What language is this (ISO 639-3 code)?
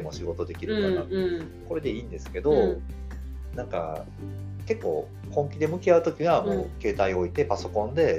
jpn